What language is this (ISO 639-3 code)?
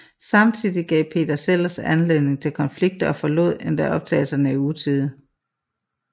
dan